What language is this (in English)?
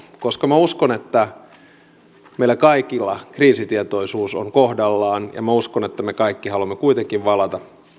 Finnish